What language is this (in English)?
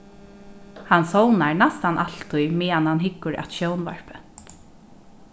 Faroese